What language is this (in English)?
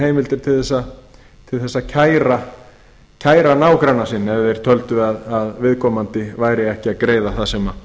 Icelandic